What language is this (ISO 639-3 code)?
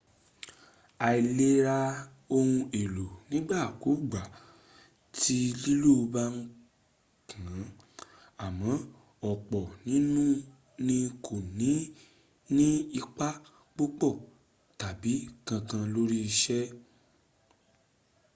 yor